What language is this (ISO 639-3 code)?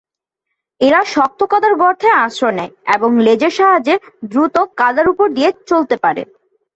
ben